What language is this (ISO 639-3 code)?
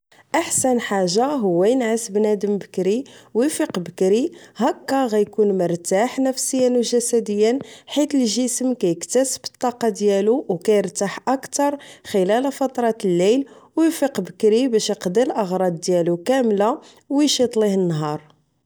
ary